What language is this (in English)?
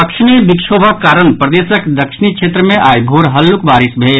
Maithili